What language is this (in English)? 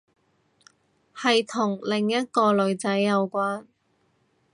Cantonese